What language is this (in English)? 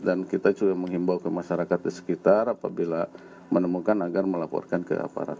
Indonesian